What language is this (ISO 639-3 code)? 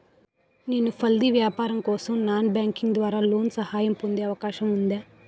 tel